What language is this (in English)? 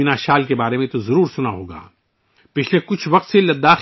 Urdu